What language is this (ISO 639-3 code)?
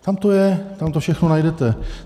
ces